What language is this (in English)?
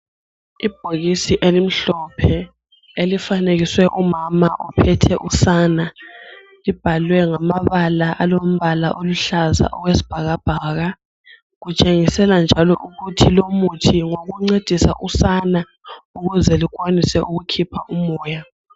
North Ndebele